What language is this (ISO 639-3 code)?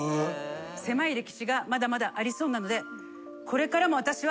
jpn